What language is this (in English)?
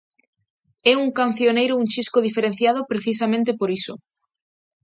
Galician